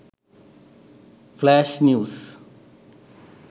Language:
Sinhala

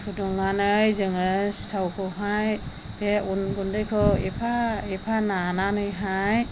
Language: Bodo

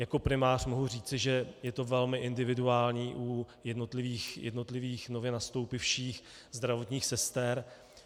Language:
Czech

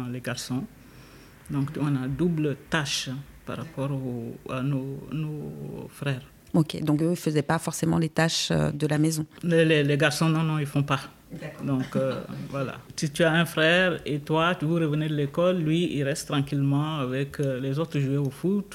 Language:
French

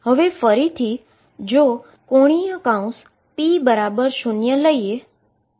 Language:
Gujarati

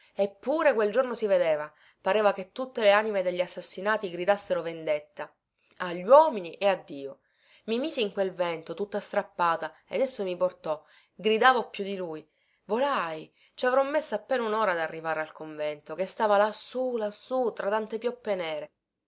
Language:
Italian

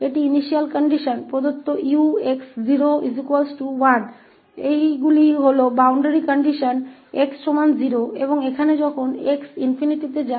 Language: Hindi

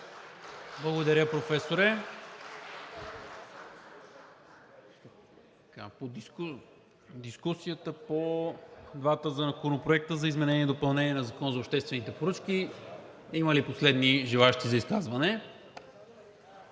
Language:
Bulgarian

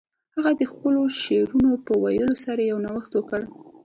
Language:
Pashto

